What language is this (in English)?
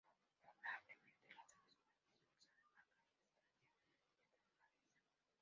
Spanish